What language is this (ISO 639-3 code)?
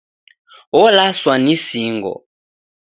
dav